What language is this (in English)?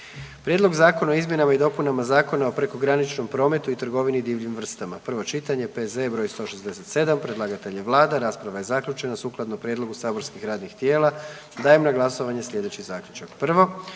Croatian